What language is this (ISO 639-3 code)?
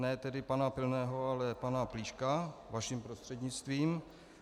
ces